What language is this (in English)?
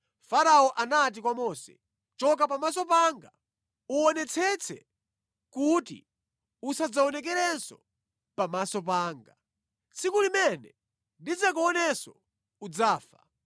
Nyanja